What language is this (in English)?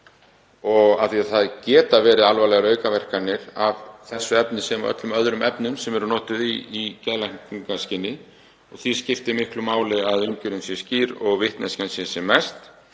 Icelandic